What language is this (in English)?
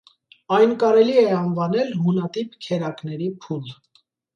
Armenian